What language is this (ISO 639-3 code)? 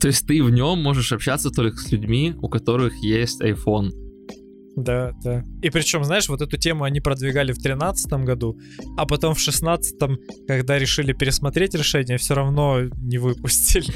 rus